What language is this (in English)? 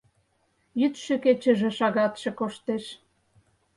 Mari